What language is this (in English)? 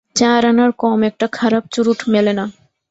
Bangla